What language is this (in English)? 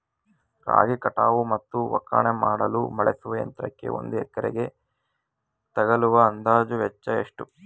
Kannada